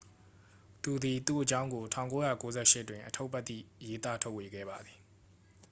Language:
Burmese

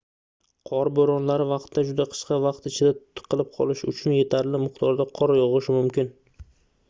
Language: Uzbek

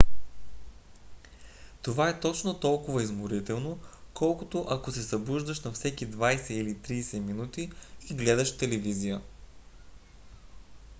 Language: Bulgarian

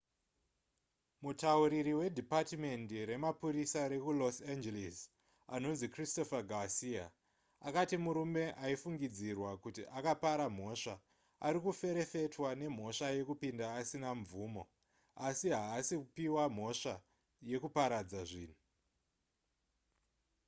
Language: Shona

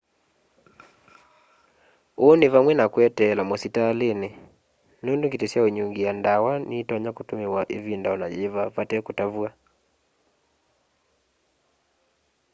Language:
Kamba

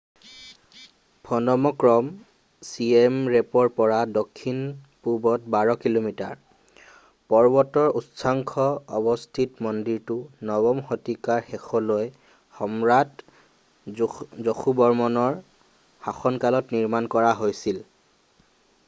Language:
Assamese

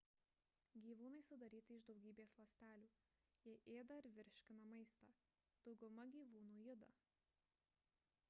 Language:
Lithuanian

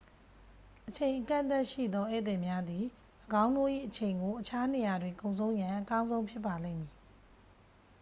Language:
Burmese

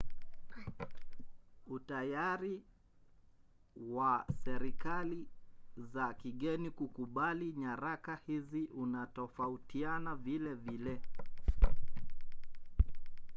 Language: Swahili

